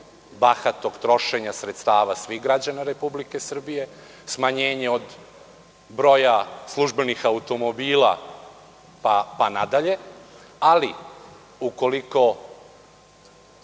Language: Serbian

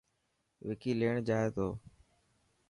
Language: Dhatki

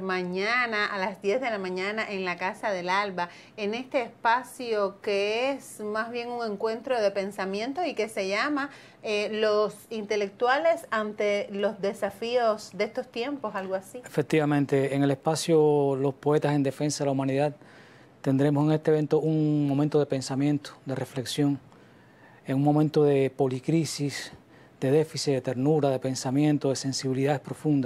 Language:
Spanish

